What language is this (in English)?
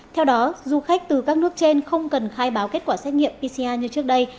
Vietnamese